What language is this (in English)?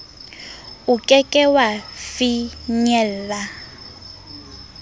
Southern Sotho